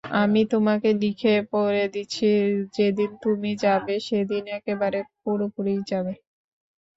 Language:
Bangla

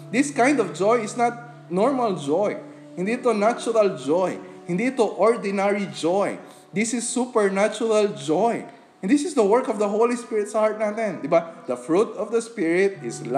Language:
Filipino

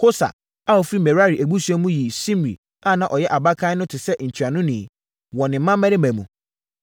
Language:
Akan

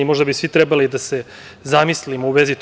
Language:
Serbian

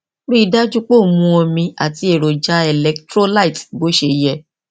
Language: Yoruba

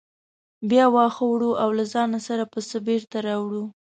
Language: Pashto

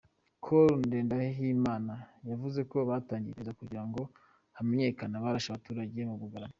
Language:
Kinyarwanda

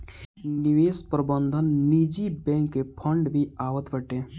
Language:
Bhojpuri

